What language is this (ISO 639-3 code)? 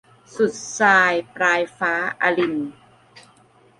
tha